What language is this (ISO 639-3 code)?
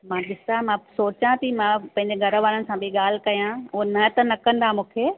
snd